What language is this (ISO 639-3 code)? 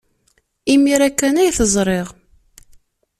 kab